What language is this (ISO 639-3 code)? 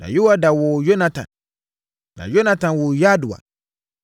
aka